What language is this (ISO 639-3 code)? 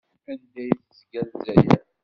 kab